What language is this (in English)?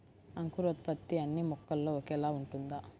Telugu